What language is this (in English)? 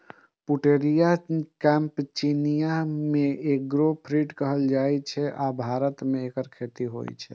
Maithili